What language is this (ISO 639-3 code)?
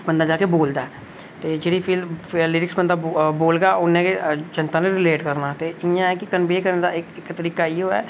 doi